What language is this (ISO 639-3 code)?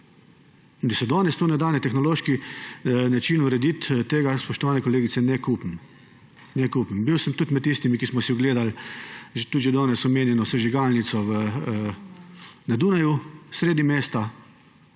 slv